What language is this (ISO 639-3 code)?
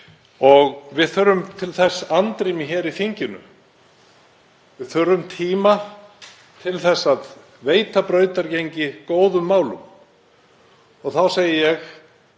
isl